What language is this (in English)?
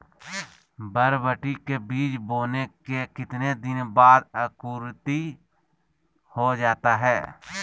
Magahi